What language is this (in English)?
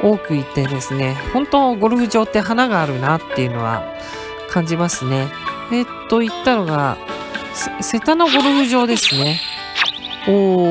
Japanese